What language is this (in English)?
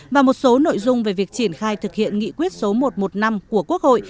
Vietnamese